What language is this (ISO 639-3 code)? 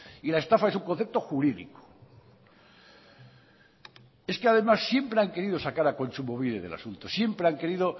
spa